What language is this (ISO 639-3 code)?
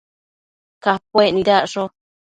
mcf